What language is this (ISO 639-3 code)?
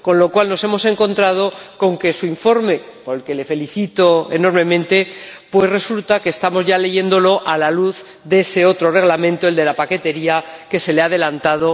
spa